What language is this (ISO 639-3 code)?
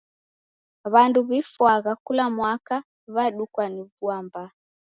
dav